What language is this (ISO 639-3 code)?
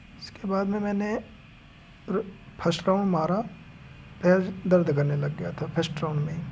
hin